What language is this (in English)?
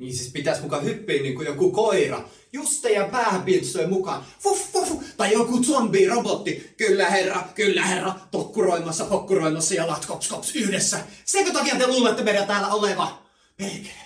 Finnish